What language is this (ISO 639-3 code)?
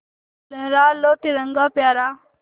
hin